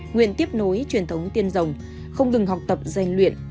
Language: Vietnamese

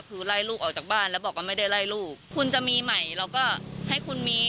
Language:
Thai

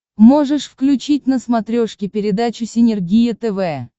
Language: Russian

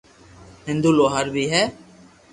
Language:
Loarki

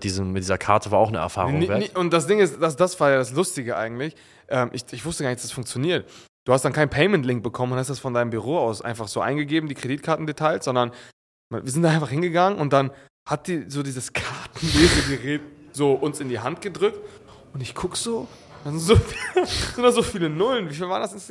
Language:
German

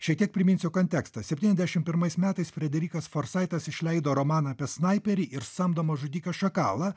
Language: Lithuanian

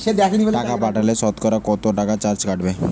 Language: Bangla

